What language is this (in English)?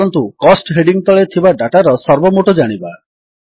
Odia